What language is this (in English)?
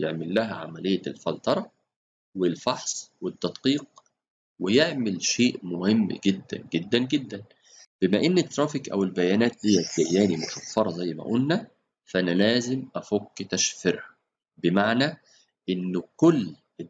Arabic